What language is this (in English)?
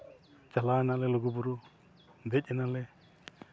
Santali